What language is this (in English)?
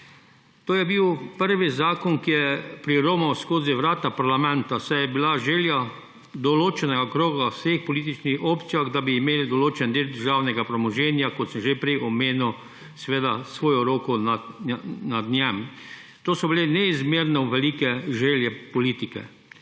Slovenian